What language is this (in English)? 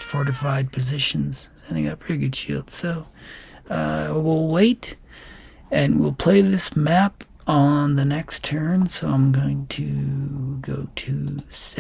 English